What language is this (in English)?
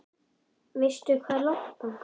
Icelandic